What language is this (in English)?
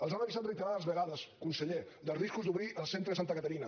Catalan